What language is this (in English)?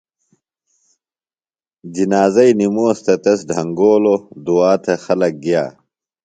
Phalura